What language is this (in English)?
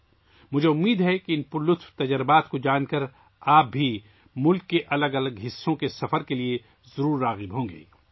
Urdu